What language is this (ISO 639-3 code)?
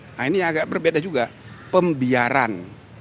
ind